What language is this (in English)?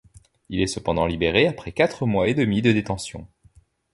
French